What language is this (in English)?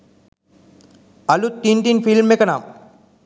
Sinhala